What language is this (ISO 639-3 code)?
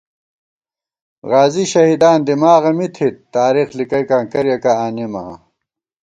gwt